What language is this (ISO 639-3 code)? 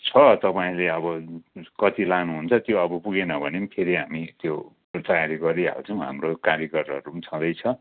nep